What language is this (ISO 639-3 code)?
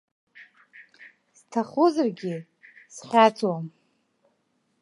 abk